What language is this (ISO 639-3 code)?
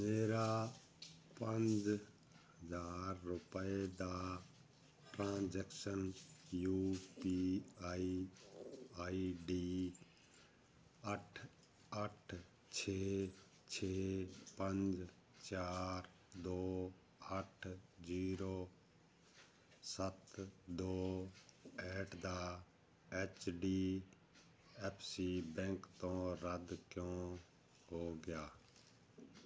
pan